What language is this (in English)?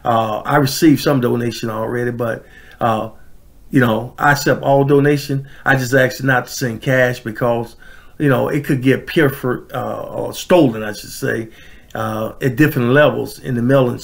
English